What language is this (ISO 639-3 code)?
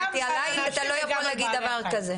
heb